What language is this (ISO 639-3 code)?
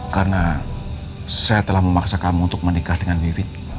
ind